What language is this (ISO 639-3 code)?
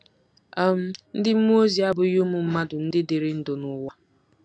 ibo